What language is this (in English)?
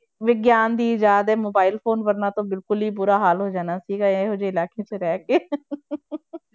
Punjabi